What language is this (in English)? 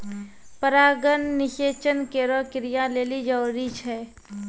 Maithili